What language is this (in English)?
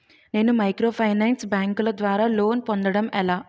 Telugu